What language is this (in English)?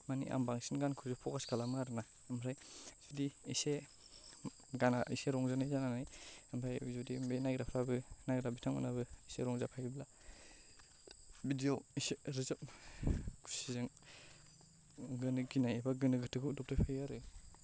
Bodo